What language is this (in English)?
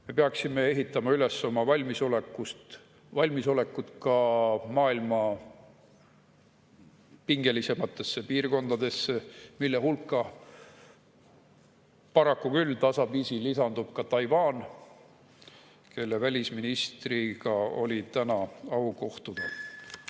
Estonian